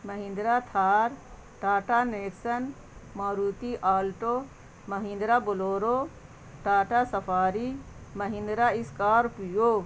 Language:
Urdu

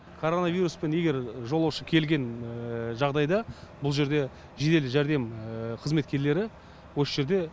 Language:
Kazakh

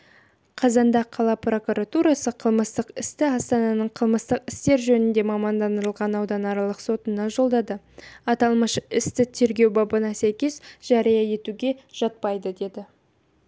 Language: Kazakh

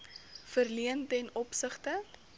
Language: Afrikaans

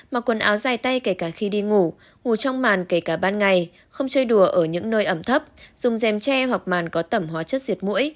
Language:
Vietnamese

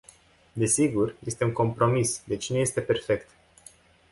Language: Romanian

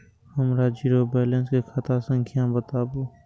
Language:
Maithili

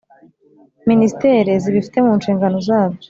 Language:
Kinyarwanda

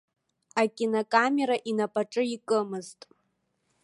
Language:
Abkhazian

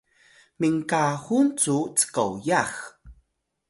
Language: Atayal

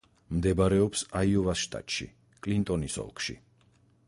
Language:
Georgian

